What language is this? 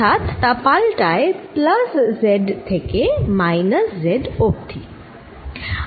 Bangla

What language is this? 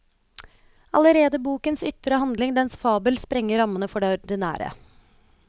Norwegian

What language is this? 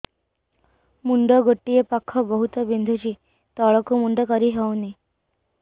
Odia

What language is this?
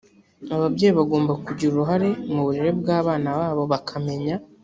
Kinyarwanda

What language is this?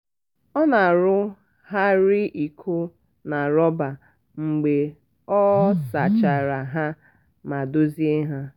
Igbo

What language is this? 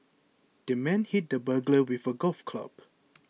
English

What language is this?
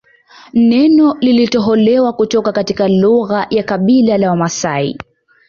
Swahili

